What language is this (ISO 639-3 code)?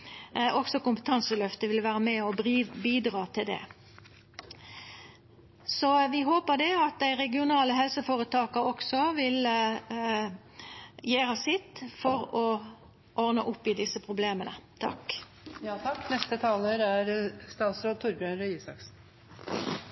nor